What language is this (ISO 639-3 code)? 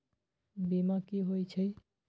mag